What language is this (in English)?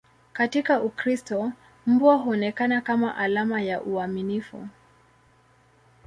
Swahili